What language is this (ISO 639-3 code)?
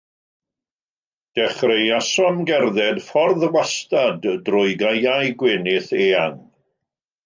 cym